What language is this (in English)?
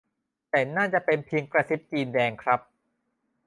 Thai